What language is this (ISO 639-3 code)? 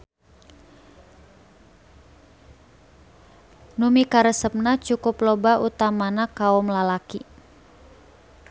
sun